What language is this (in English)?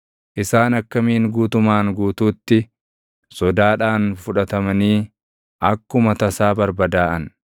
Oromo